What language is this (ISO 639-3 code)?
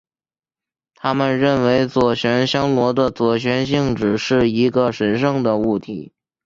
zho